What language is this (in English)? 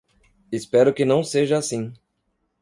Portuguese